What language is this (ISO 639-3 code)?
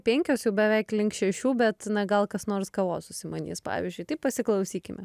lit